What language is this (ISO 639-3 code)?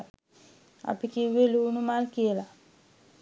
sin